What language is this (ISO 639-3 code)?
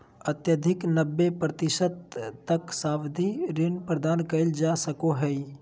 mag